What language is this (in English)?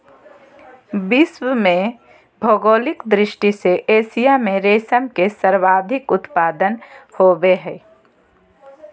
Magahi